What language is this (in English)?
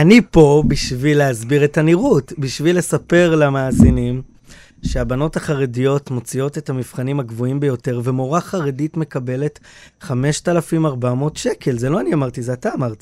Hebrew